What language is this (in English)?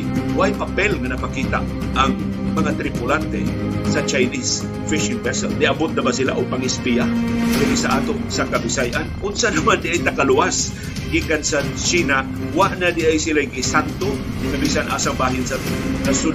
Filipino